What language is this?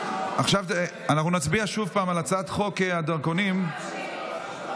Hebrew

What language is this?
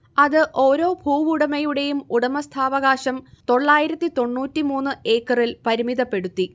Malayalam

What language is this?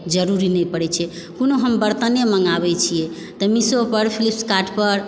Maithili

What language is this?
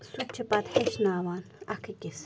Kashmiri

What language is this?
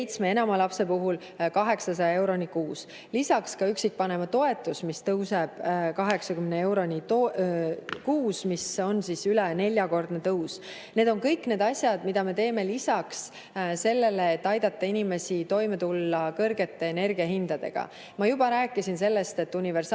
Estonian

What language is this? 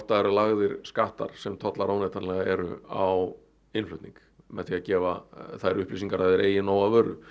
Icelandic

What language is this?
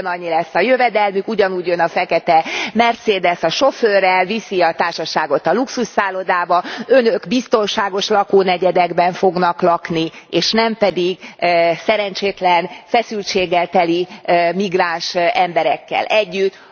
Hungarian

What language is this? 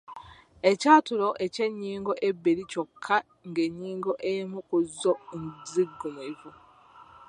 Ganda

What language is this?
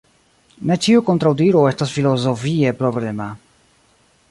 Esperanto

